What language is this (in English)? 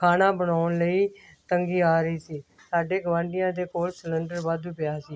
Punjabi